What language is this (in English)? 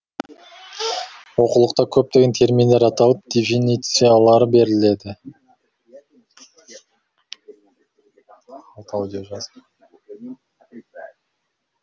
Kazakh